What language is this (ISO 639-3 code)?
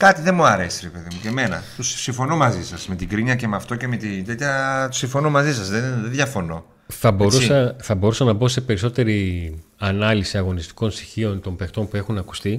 ell